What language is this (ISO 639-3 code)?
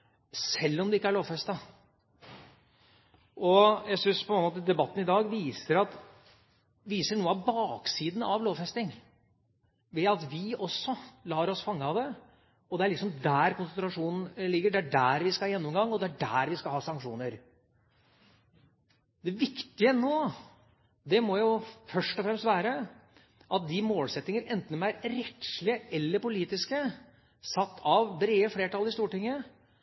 nob